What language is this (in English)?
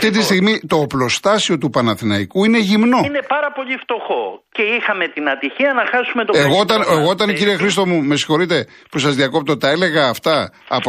Greek